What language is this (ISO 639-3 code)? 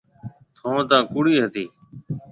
mve